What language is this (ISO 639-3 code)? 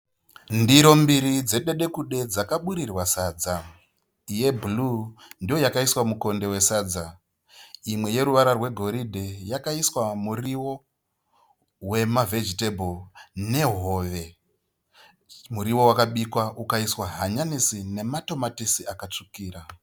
sna